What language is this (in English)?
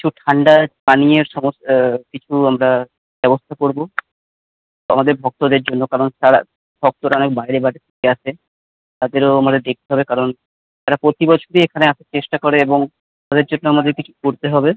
Bangla